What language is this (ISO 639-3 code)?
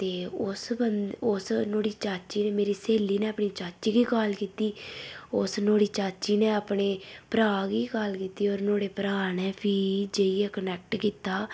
doi